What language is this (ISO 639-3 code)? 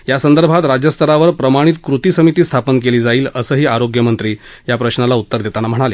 mar